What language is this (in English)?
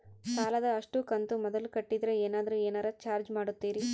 Kannada